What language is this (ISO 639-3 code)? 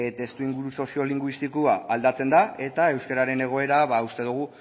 eus